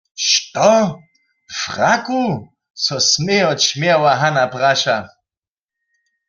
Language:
Upper Sorbian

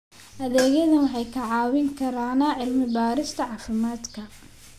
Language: Somali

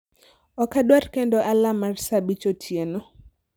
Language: Luo (Kenya and Tanzania)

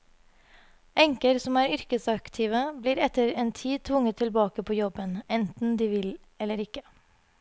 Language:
Norwegian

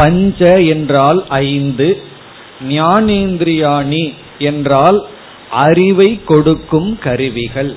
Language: Tamil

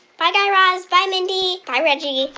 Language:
English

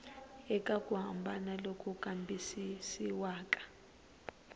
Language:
Tsonga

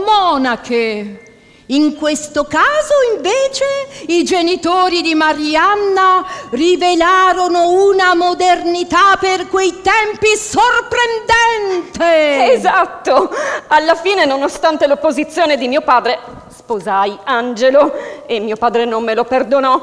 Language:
Italian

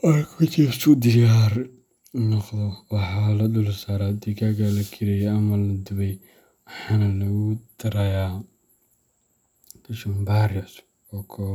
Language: Somali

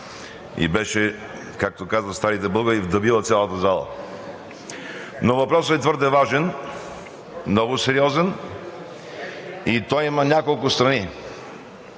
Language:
Bulgarian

